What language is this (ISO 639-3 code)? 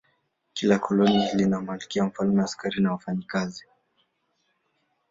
swa